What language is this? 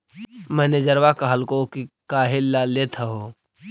Magahi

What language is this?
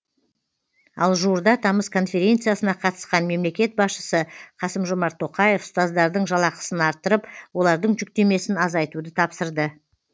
Kazakh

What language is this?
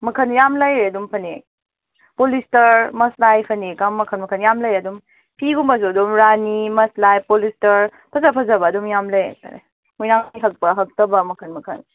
Manipuri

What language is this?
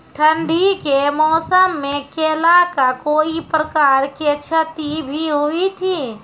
Maithili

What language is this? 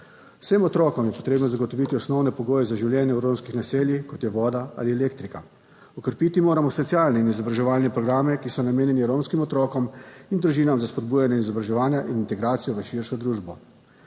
Slovenian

